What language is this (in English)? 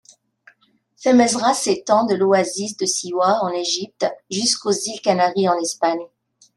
Kabyle